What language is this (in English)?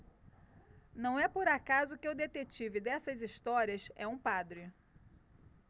Portuguese